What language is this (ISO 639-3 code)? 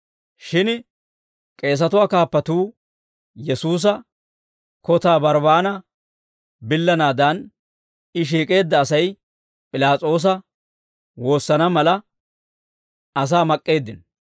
dwr